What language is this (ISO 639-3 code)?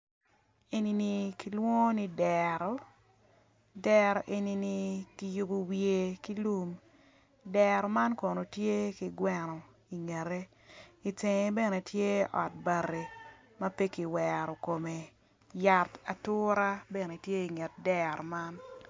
ach